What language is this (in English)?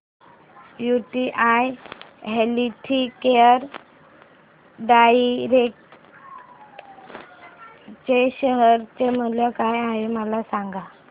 Marathi